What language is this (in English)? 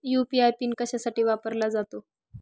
Marathi